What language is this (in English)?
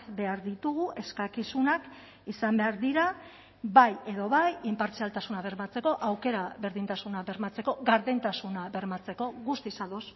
Basque